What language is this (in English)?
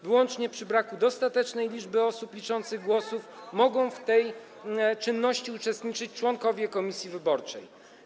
Polish